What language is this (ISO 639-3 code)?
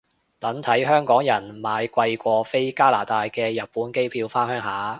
yue